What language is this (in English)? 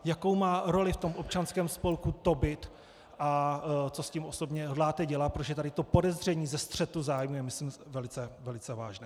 Czech